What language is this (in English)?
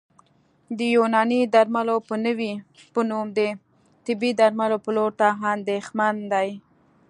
Pashto